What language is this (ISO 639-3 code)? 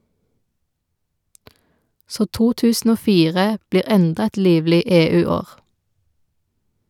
nor